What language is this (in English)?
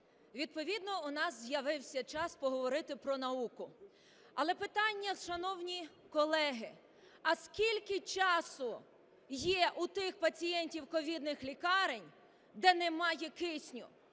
Ukrainian